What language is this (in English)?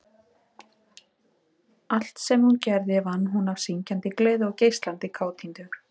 Icelandic